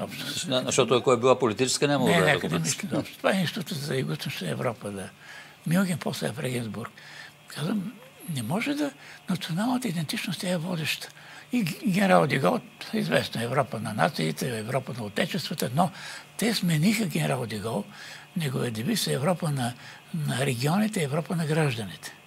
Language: Bulgarian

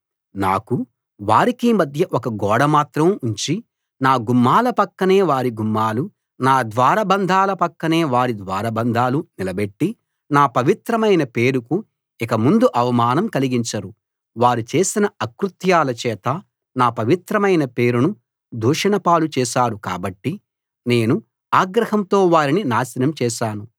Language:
Telugu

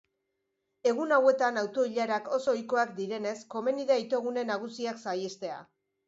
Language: Basque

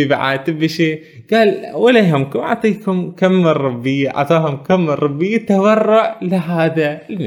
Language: Arabic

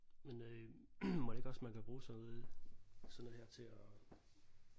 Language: Danish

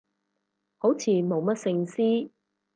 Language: Cantonese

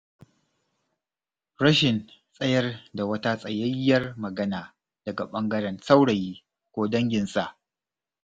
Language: Hausa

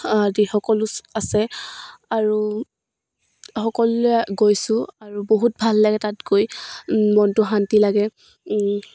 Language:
Assamese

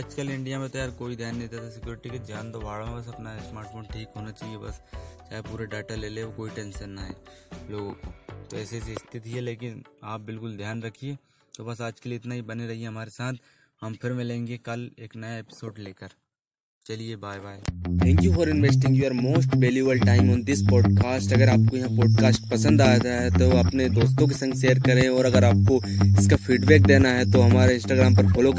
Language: Hindi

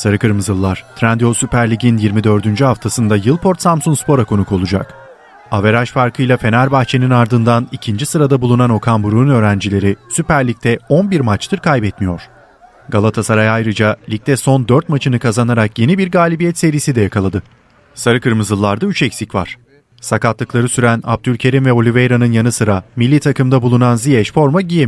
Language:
Turkish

